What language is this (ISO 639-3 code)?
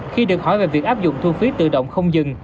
vie